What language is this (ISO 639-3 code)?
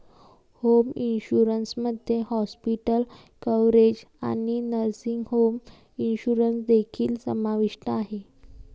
mar